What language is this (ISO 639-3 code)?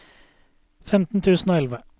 nor